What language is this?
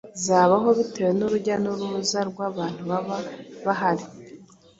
Kinyarwanda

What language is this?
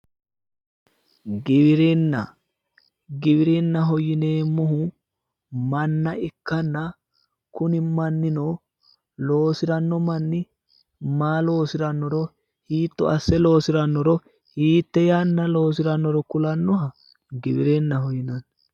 Sidamo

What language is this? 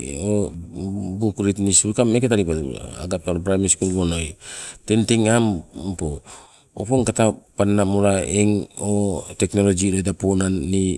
Sibe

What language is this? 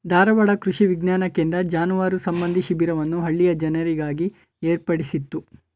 Kannada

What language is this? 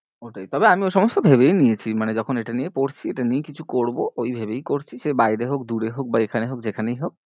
Bangla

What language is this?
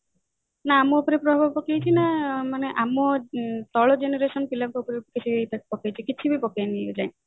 Odia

